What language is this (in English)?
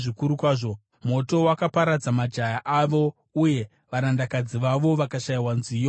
Shona